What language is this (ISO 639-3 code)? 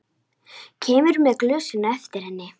isl